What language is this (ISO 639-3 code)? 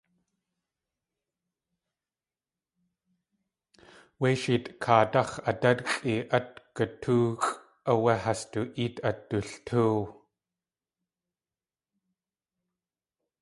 tli